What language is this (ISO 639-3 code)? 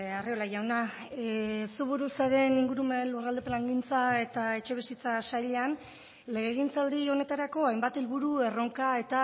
eus